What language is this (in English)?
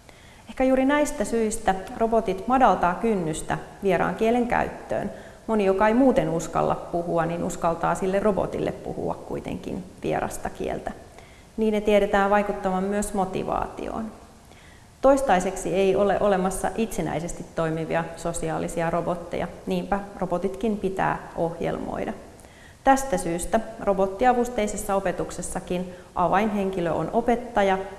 Finnish